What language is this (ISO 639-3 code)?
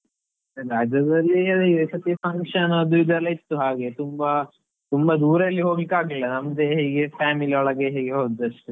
kan